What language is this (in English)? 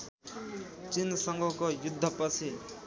Nepali